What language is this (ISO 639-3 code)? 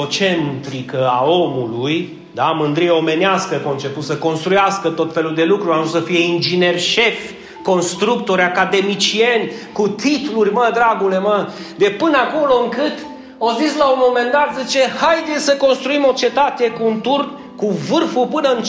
ron